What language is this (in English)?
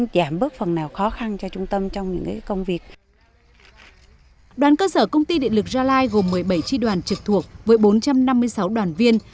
Vietnamese